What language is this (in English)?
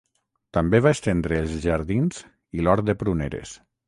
Catalan